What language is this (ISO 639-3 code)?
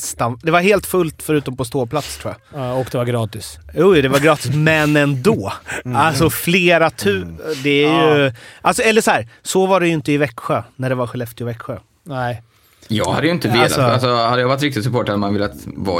swe